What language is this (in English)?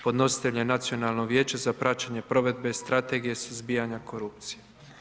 Croatian